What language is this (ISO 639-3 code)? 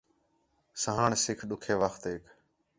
xhe